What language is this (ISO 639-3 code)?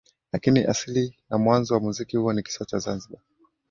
swa